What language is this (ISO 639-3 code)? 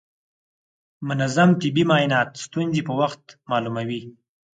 pus